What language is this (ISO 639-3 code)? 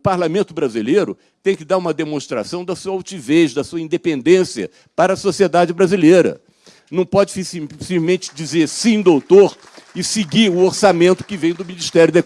por